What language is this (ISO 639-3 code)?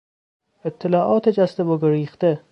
fas